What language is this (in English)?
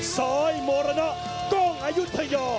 Thai